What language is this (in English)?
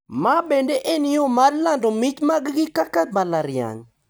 Luo (Kenya and Tanzania)